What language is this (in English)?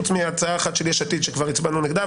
Hebrew